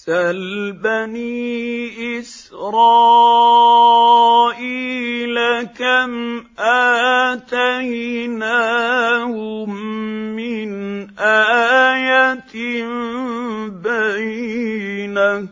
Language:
Arabic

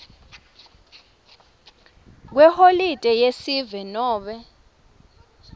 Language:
Swati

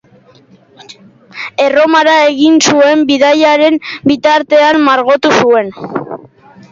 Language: Basque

